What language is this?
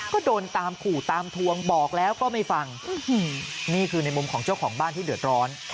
Thai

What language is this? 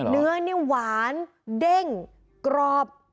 Thai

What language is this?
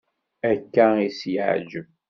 Kabyle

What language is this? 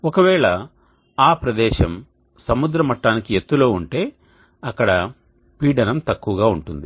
Telugu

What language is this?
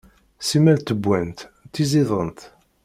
Kabyle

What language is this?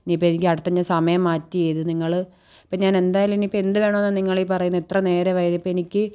Malayalam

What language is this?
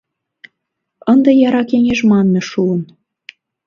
Mari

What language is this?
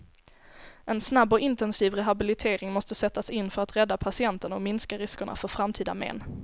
Swedish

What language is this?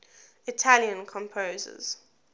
English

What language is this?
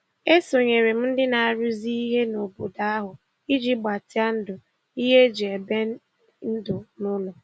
Igbo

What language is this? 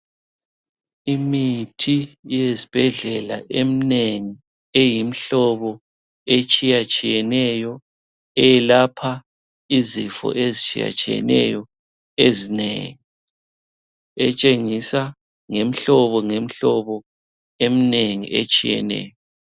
North Ndebele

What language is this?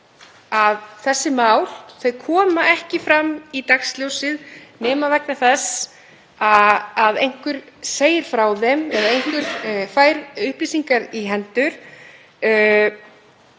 Icelandic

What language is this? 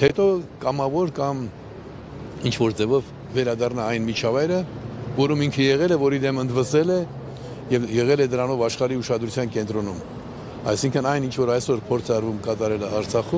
Romanian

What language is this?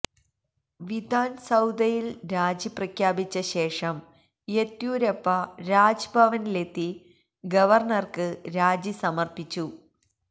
Malayalam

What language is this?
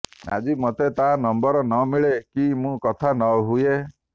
Odia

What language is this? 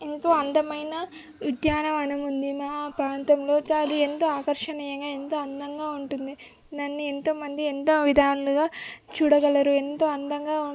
Telugu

